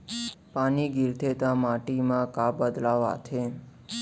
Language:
Chhattisgarhi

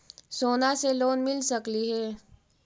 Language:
Magahi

